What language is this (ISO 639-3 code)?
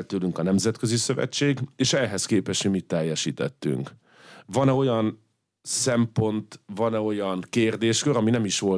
hun